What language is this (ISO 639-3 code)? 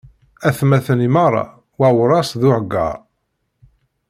kab